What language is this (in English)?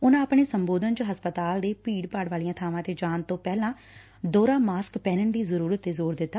Punjabi